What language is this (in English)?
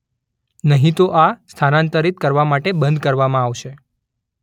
Gujarati